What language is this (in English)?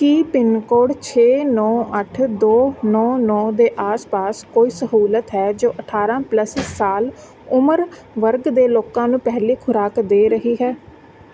Punjabi